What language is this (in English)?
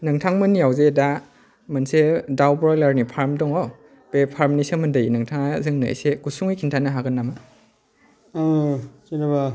Bodo